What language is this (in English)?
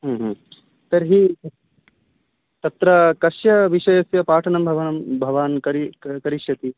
Sanskrit